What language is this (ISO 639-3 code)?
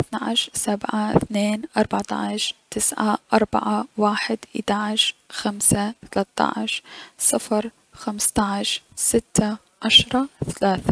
acm